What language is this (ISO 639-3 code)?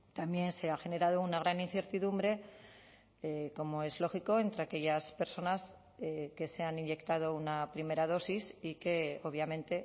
spa